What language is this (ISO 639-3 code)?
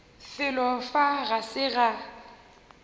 nso